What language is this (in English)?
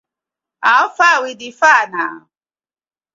Nigerian Pidgin